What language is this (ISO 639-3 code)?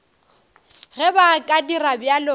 nso